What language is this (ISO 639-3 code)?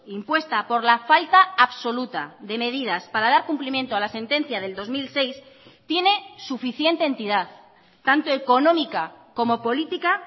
spa